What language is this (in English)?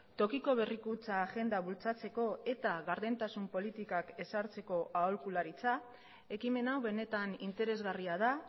Basque